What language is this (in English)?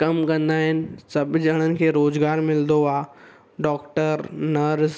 Sindhi